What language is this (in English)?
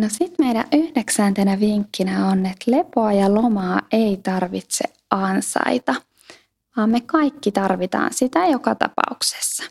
Finnish